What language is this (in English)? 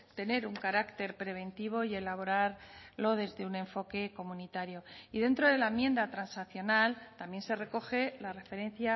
Spanish